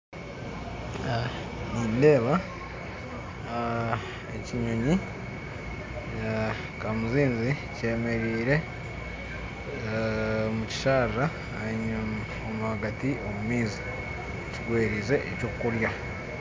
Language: Nyankole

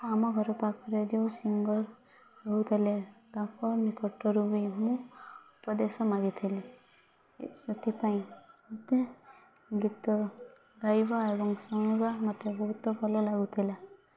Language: Odia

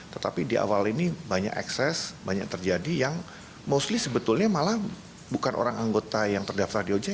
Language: Indonesian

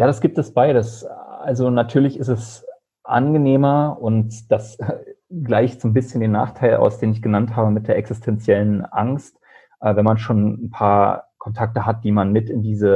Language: German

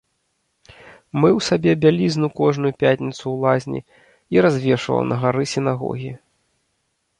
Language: Belarusian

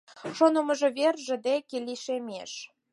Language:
Mari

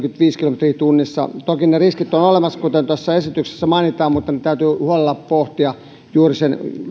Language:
Finnish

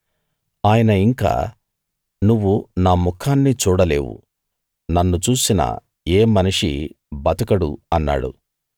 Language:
Telugu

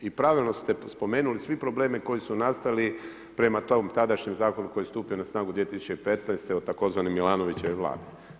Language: Croatian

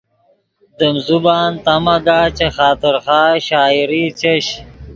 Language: Yidgha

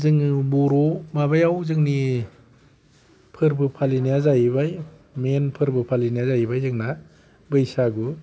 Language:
Bodo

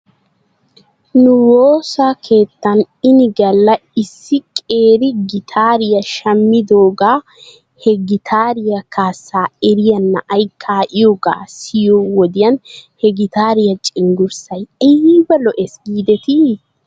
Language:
Wolaytta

